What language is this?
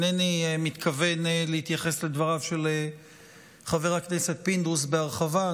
Hebrew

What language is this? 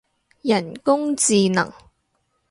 Cantonese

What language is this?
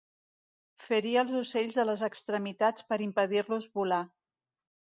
Catalan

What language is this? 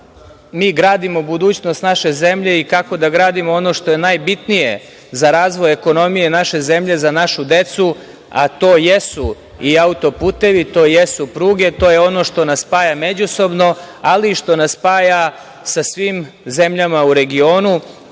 Serbian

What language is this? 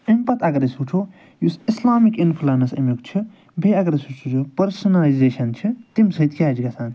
Kashmiri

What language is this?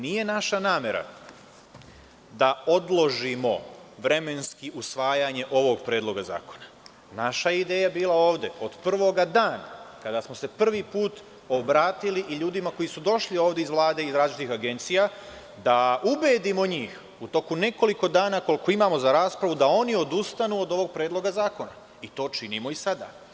Serbian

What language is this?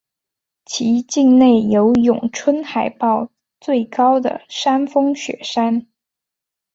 Chinese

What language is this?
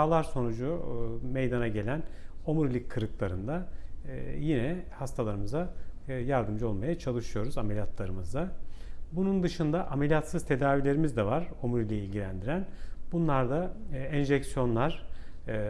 Turkish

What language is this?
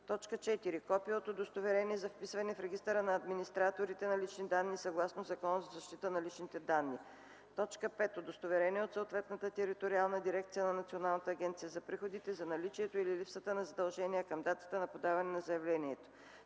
Bulgarian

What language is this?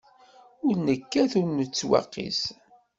Kabyle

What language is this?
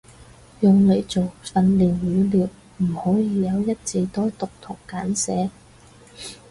Cantonese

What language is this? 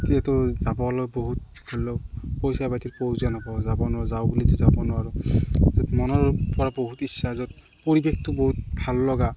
Assamese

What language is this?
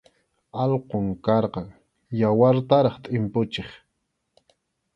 Arequipa-La Unión Quechua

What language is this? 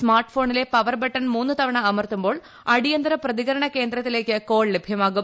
Malayalam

